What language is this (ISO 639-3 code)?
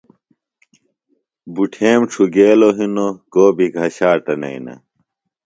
phl